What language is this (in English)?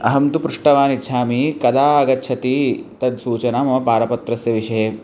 Sanskrit